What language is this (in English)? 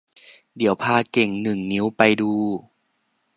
Thai